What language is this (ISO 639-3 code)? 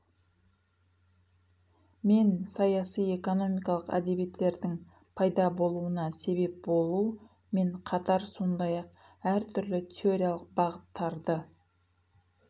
kaz